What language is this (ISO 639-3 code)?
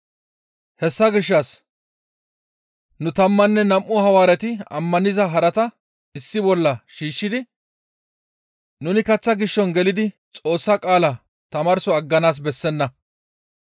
gmv